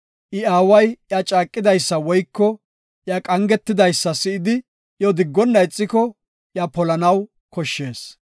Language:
Gofa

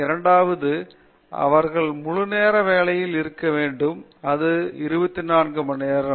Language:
Tamil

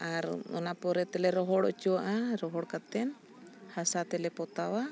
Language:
Santali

